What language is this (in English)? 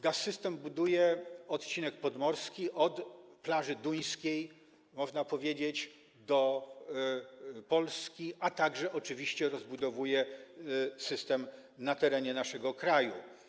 Polish